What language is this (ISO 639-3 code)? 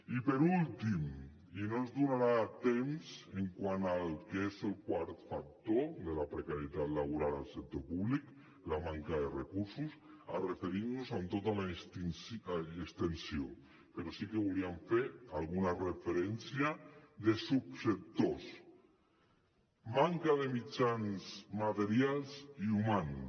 cat